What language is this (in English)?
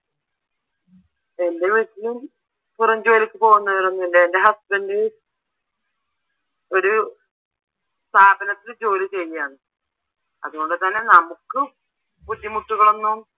Malayalam